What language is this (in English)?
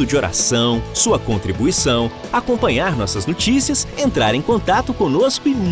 Portuguese